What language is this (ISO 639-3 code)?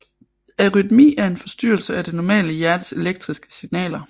dan